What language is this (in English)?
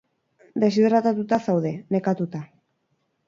Basque